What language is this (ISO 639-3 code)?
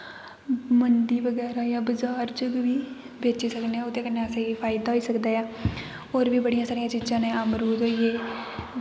doi